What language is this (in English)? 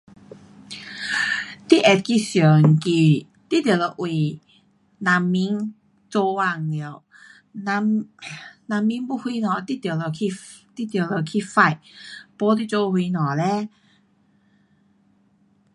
Pu-Xian Chinese